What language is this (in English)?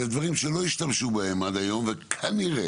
Hebrew